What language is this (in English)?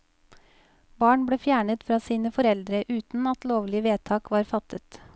Norwegian